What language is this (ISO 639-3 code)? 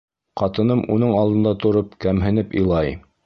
bak